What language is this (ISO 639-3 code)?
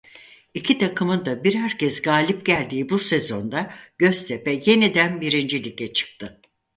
tur